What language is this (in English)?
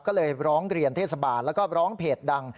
Thai